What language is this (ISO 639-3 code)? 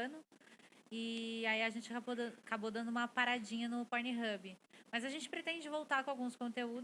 por